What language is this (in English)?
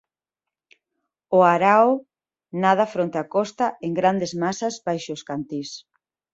Galician